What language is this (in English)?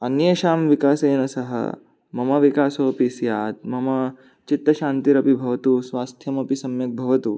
Sanskrit